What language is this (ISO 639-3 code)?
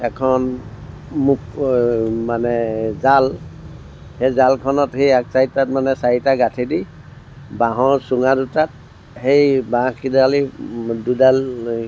asm